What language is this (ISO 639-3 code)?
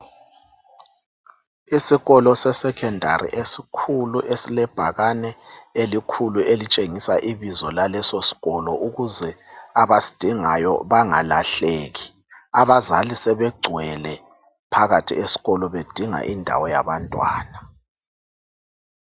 nde